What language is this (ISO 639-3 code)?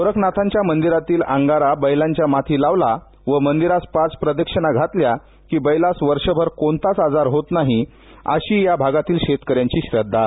mar